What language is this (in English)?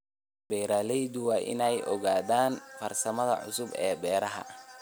Somali